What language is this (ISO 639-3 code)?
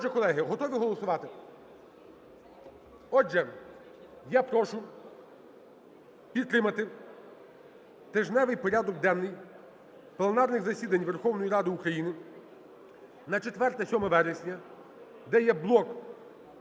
ukr